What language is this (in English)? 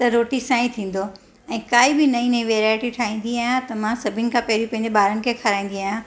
Sindhi